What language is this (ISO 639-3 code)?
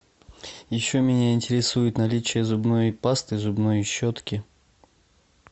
rus